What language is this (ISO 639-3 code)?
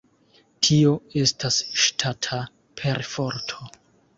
epo